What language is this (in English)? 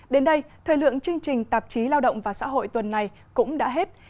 Vietnamese